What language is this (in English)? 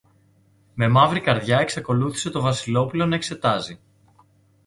Greek